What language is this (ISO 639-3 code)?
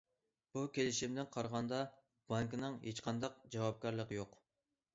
uig